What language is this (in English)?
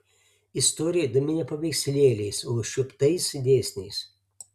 Lithuanian